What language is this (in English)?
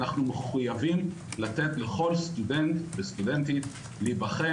Hebrew